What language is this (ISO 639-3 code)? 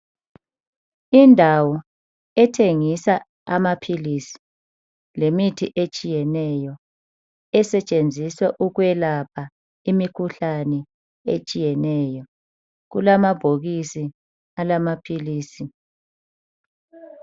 nde